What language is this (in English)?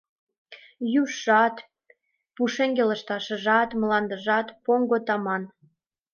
Mari